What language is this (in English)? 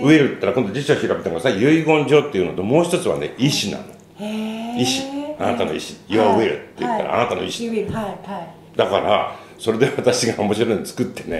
Japanese